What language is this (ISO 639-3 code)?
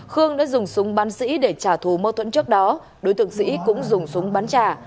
vie